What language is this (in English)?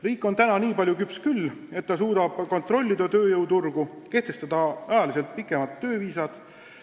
Estonian